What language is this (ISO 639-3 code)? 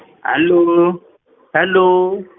pan